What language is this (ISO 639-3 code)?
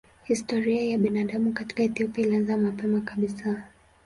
swa